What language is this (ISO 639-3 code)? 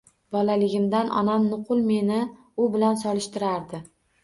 uzb